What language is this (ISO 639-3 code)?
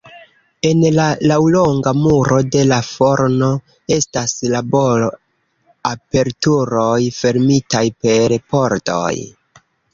epo